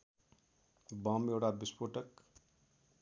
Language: Nepali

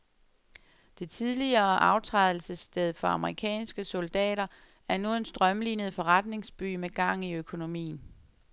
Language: Danish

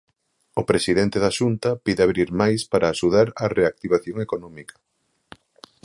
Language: Galician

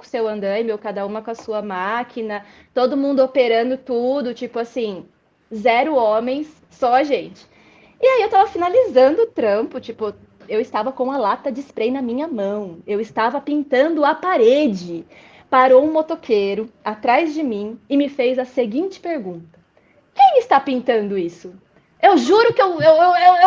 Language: Portuguese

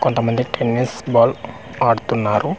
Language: Telugu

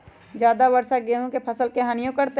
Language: Magahi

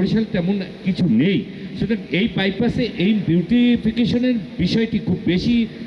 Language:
Bangla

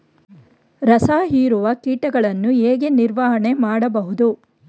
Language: Kannada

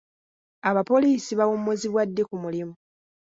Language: Ganda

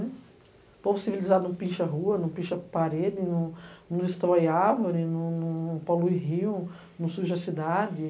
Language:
Portuguese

